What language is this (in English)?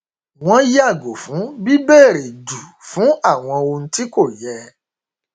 Yoruba